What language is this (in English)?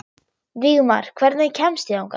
Icelandic